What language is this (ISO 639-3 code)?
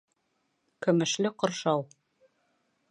bak